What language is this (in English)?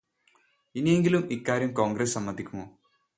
Malayalam